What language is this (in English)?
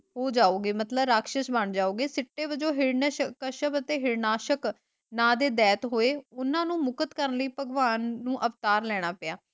Punjabi